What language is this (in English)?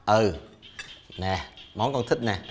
Vietnamese